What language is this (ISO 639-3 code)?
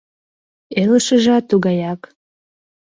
chm